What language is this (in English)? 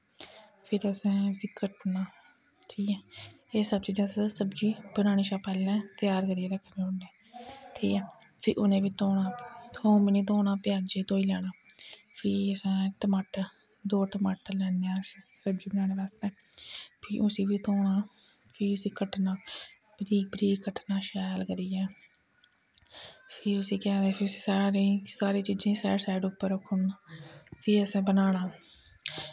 Dogri